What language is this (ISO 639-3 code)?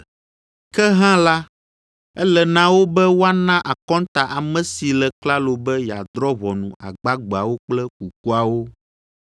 ewe